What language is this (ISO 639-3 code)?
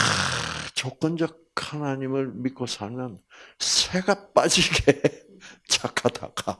kor